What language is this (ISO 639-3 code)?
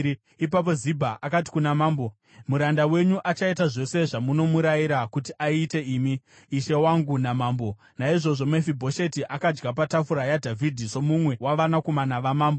sna